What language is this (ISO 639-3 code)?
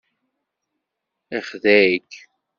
kab